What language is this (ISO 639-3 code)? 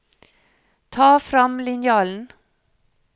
nor